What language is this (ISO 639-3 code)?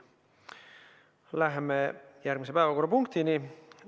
est